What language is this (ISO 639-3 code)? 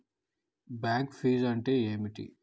tel